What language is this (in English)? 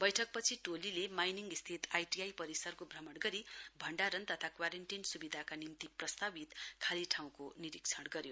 Nepali